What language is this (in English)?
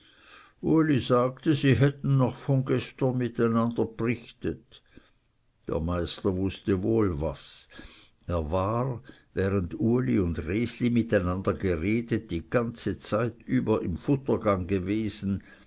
German